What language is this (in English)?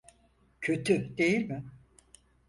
Turkish